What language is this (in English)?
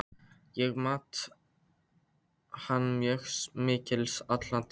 Icelandic